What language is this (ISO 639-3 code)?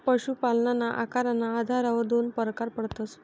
mar